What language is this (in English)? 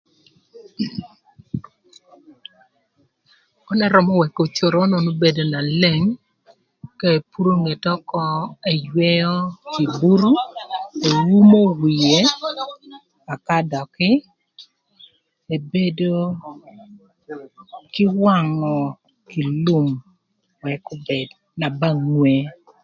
Thur